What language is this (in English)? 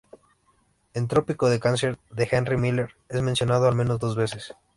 Spanish